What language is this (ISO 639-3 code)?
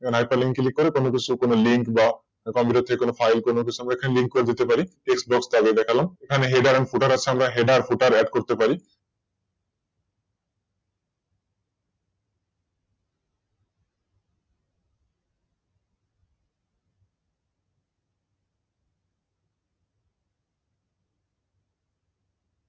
ben